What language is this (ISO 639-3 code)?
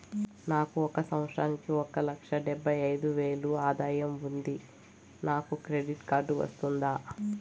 tel